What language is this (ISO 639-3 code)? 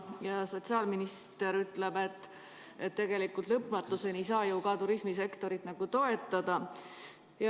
est